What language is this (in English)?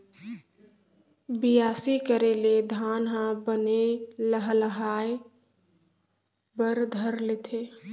Chhattisgarhi